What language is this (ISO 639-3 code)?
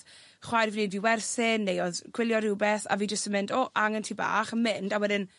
cym